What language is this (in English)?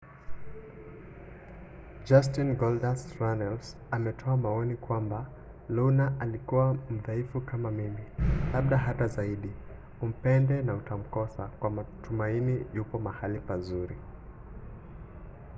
Swahili